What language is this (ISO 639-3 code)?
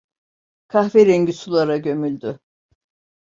tur